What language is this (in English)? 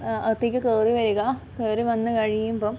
Malayalam